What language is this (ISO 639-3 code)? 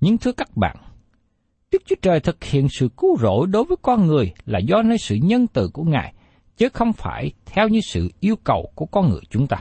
vie